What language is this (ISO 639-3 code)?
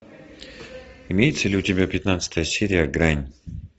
rus